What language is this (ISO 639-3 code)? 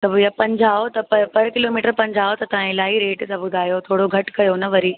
snd